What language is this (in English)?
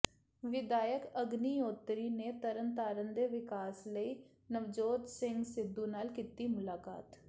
Punjabi